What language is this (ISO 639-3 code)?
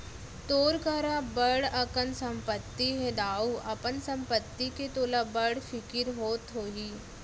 hne